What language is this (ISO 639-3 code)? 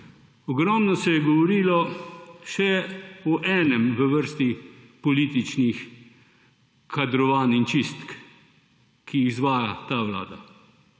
slv